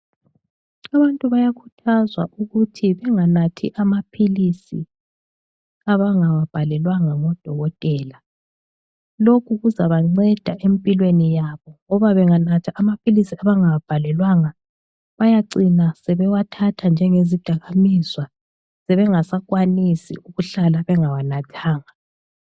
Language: North Ndebele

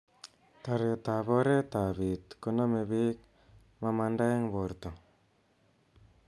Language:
Kalenjin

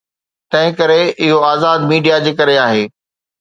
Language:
Sindhi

